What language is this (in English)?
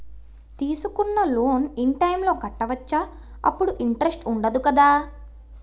Telugu